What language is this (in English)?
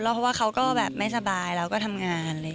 Thai